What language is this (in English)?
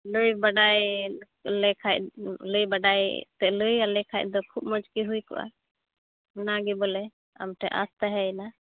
Santali